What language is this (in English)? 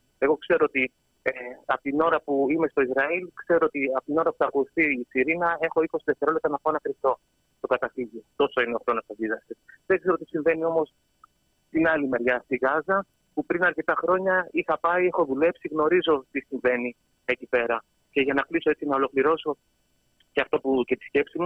Greek